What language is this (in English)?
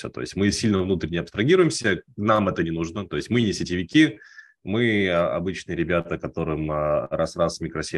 Russian